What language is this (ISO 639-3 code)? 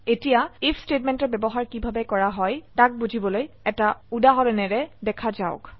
asm